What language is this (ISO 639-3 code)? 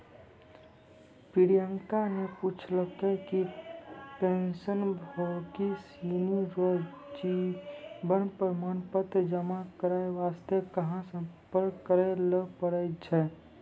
mai